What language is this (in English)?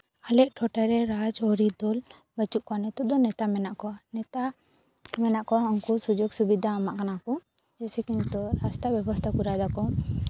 Santali